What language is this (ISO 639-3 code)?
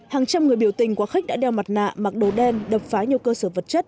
vie